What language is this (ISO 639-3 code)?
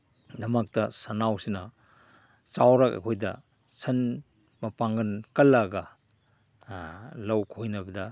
mni